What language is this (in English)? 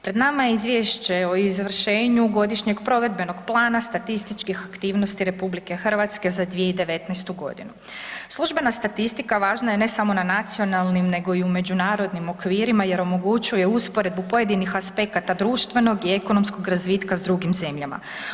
Croatian